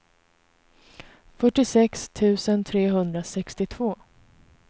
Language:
Swedish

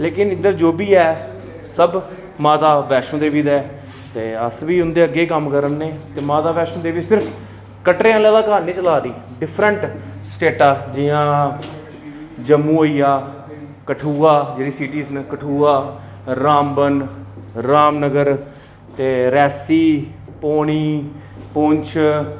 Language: Dogri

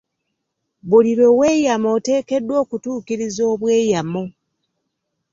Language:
Ganda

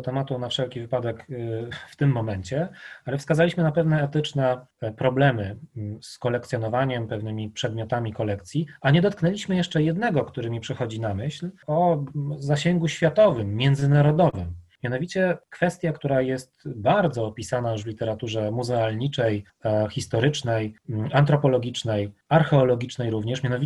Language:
Polish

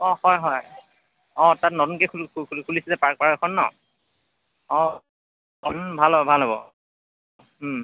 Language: Assamese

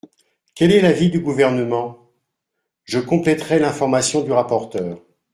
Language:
French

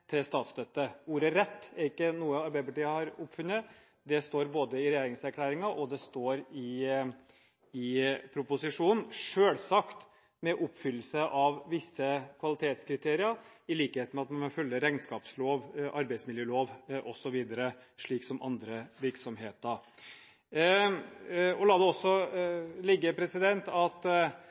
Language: Norwegian Bokmål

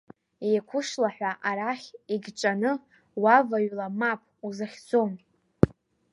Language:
Abkhazian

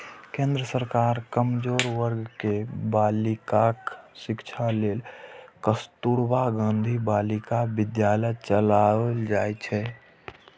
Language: Maithili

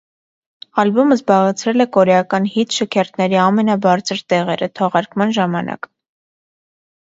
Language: Armenian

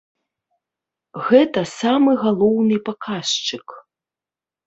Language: Belarusian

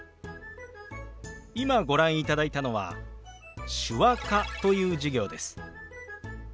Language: Japanese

